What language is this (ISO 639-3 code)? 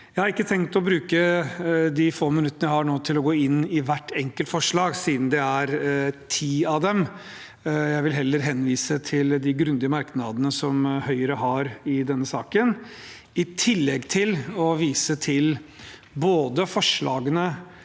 nor